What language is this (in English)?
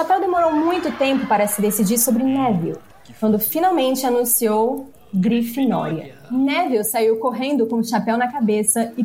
Portuguese